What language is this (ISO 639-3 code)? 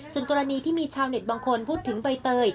tha